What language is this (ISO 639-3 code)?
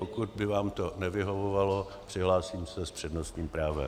ces